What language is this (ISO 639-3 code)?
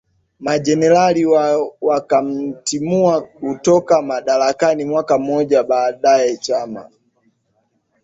swa